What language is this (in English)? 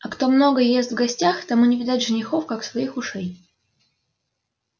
Russian